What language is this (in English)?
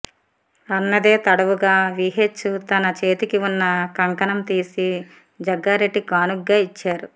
Telugu